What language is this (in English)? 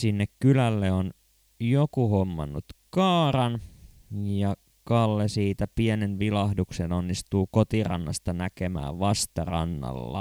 Finnish